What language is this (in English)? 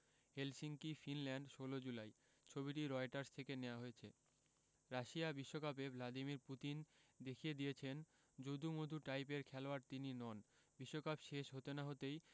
Bangla